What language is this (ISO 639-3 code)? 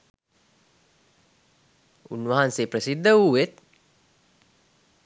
sin